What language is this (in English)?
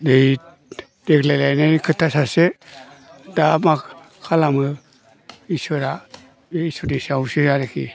Bodo